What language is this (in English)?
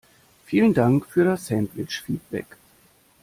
German